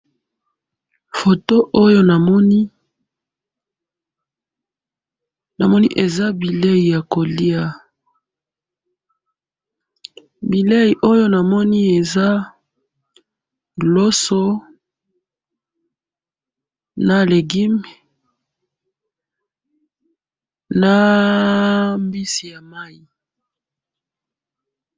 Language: Lingala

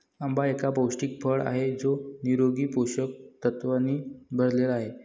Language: Marathi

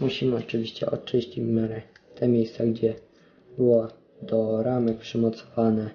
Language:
Polish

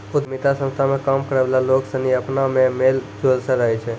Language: Maithili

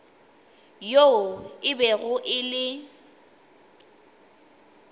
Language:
Northern Sotho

